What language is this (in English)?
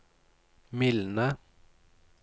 Norwegian